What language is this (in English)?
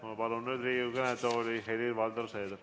Estonian